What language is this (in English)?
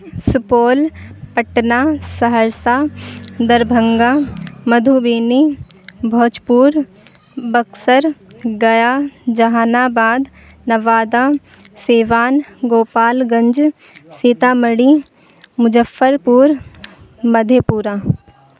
Urdu